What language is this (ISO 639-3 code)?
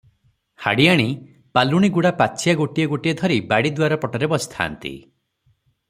ori